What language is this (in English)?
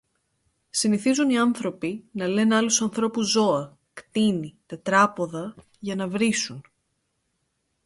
Greek